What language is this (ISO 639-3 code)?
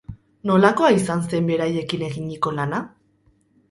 eus